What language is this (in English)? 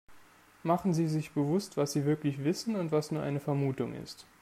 German